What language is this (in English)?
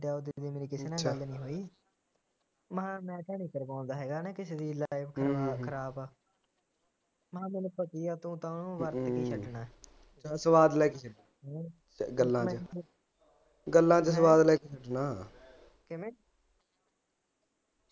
Punjabi